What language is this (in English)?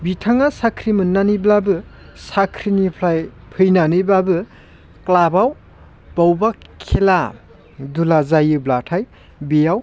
Bodo